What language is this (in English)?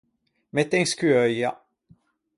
Ligurian